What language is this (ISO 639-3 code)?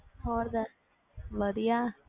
pan